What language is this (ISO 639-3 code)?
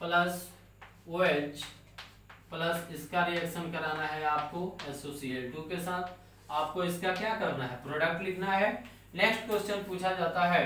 hin